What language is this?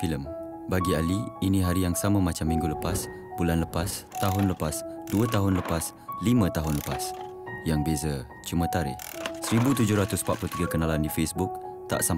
Malay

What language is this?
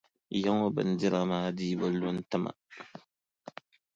Dagbani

